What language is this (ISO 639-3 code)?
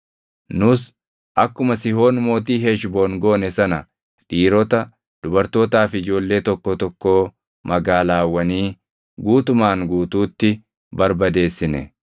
orm